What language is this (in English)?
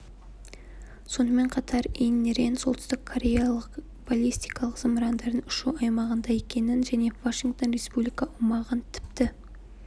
Kazakh